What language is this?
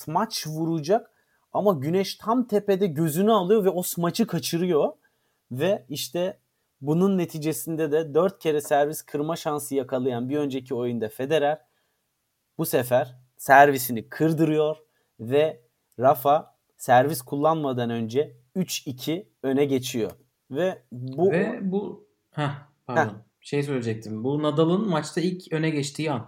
Turkish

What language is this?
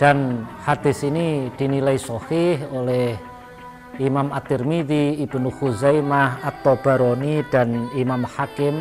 Indonesian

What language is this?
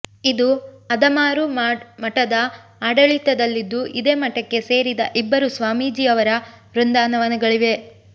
Kannada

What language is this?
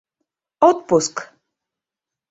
Mari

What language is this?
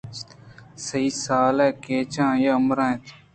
Eastern Balochi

